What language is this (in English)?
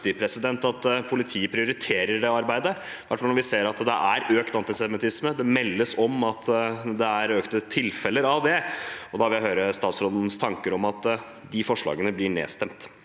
Norwegian